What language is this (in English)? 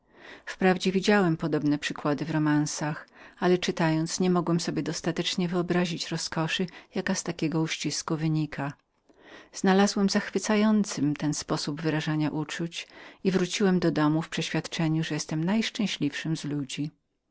Polish